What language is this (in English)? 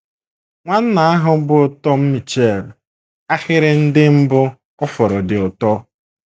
Igbo